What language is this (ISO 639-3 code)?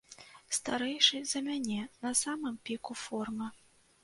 bel